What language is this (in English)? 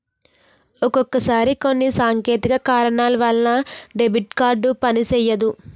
Telugu